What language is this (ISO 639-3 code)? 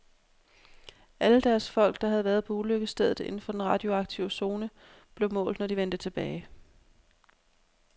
dan